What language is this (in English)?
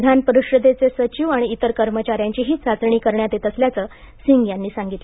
Marathi